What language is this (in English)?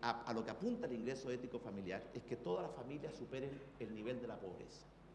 Spanish